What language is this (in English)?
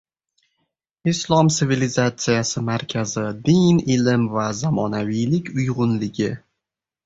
Uzbek